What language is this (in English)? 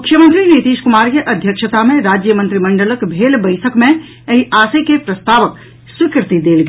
Maithili